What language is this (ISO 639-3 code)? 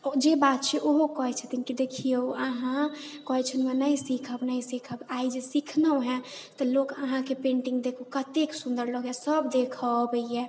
mai